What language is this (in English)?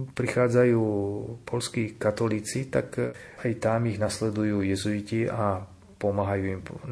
Slovak